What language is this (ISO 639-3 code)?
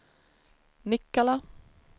swe